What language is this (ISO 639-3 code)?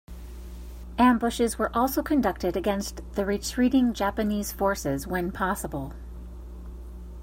eng